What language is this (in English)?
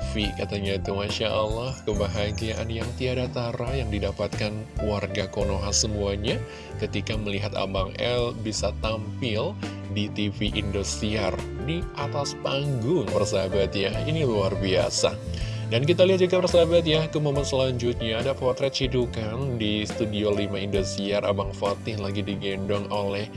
Indonesian